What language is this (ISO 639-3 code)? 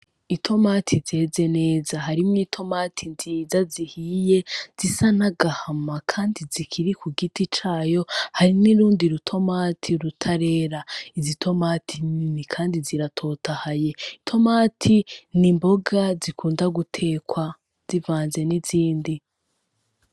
run